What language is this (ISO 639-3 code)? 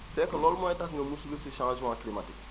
wol